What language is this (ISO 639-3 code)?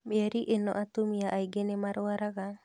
kik